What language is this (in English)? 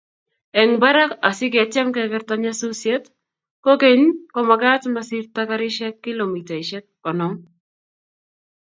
Kalenjin